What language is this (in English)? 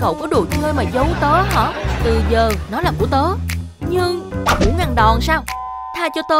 Vietnamese